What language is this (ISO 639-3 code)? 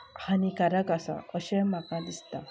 kok